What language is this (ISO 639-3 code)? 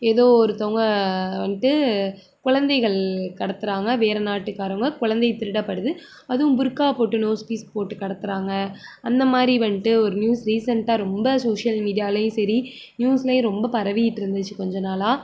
tam